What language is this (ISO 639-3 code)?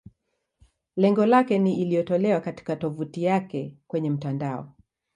swa